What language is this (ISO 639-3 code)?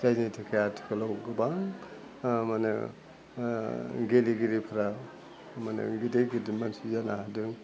brx